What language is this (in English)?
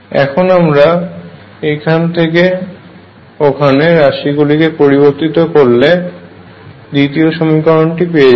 Bangla